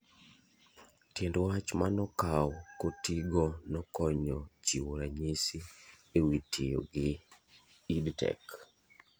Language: Luo (Kenya and Tanzania)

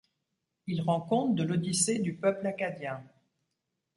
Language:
French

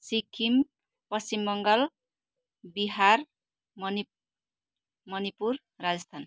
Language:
Nepali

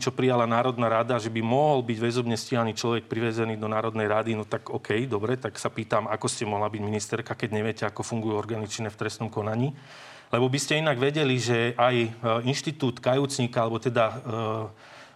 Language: Slovak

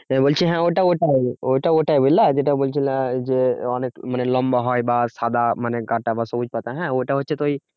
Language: Bangla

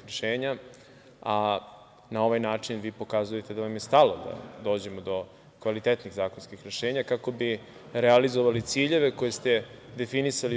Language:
Serbian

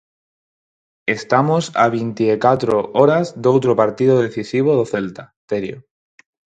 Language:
Galician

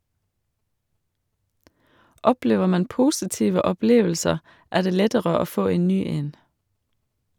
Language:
Norwegian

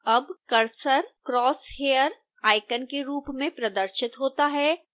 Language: Hindi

